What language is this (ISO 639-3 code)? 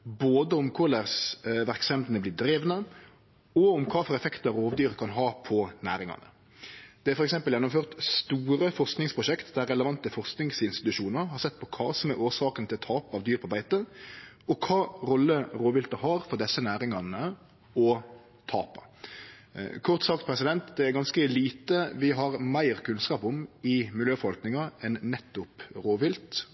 nno